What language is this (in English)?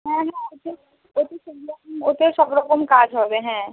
Bangla